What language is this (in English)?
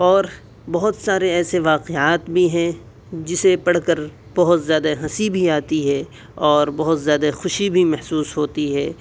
Urdu